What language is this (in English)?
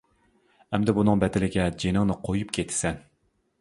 Uyghur